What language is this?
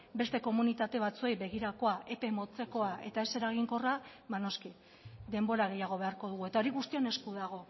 Basque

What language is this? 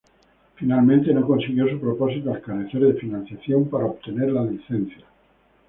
Spanish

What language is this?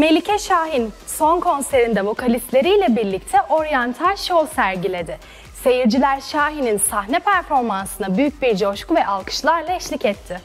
Turkish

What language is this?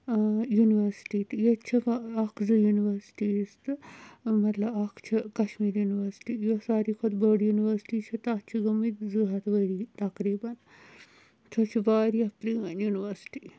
Kashmiri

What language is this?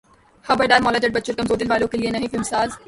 Urdu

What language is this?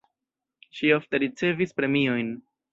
Esperanto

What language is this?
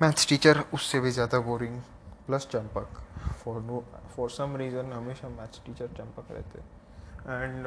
Hindi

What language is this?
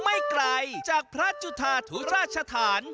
Thai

